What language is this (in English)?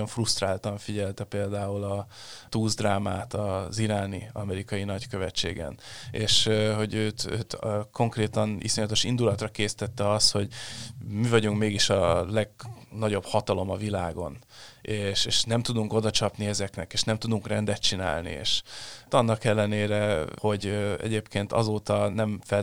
Hungarian